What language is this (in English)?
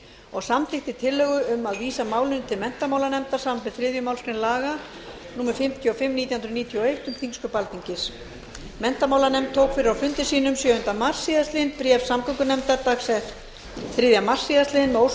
Icelandic